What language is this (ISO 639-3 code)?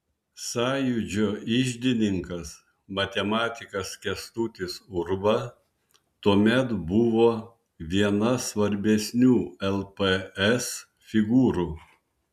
lit